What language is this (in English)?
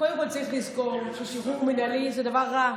Hebrew